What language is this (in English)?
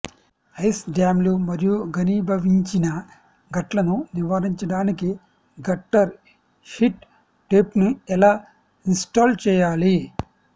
Telugu